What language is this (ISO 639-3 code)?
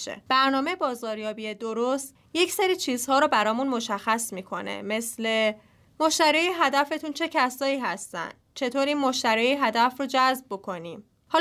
fas